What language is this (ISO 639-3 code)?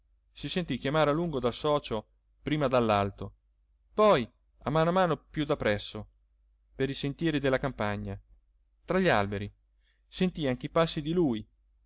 ita